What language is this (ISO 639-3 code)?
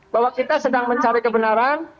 ind